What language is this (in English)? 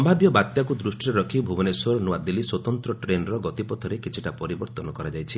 Odia